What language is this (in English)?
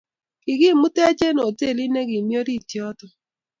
Kalenjin